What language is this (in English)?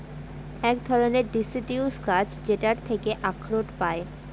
Bangla